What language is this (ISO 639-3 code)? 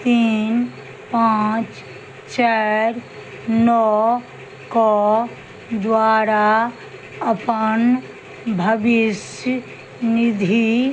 mai